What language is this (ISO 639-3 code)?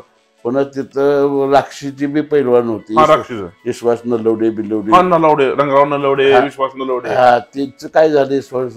mar